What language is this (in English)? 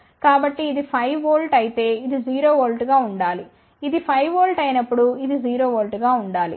Telugu